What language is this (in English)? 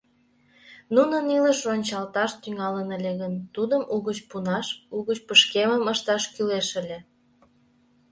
Mari